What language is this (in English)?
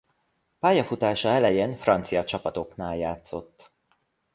Hungarian